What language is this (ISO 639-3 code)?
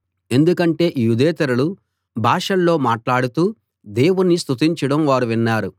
tel